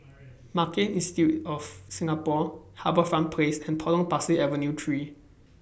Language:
English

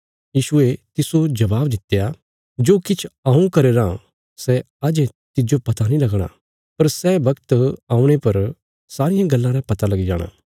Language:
Bilaspuri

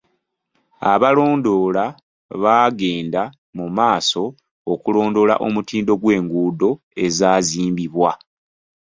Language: Ganda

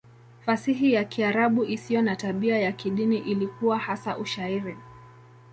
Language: Swahili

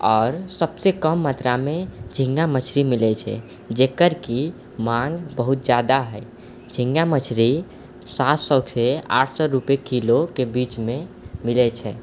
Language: Maithili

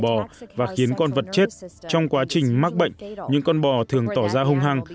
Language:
Vietnamese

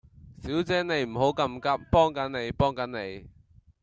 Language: Cantonese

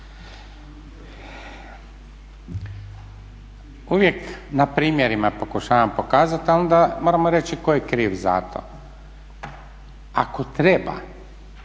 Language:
Croatian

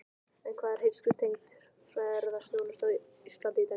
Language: Icelandic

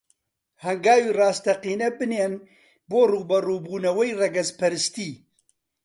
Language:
Central Kurdish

